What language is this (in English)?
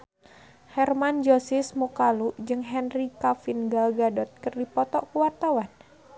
Sundanese